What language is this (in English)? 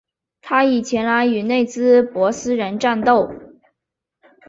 Chinese